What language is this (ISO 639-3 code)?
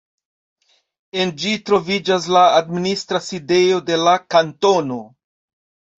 epo